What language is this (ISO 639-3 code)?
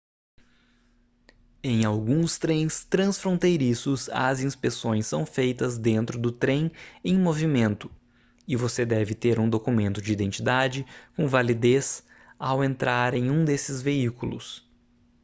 por